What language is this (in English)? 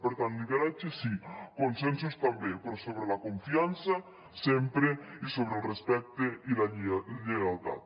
Catalan